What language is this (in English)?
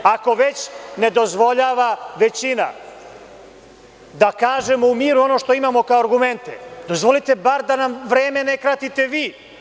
Serbian